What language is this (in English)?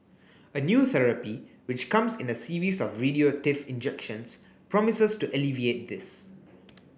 English